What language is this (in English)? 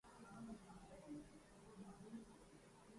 Urdu